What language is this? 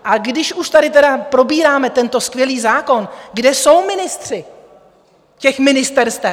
Czech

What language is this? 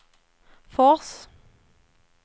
Swedish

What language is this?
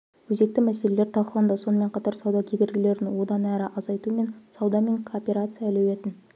Kazakh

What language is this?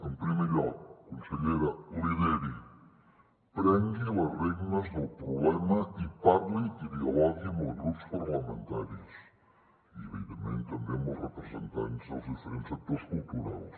Catalan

